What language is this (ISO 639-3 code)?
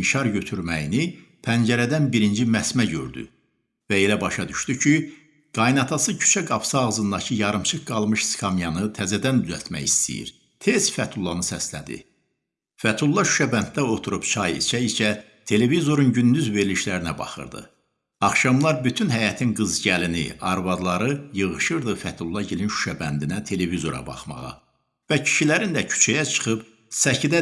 tur